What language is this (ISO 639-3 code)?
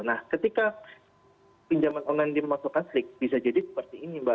ind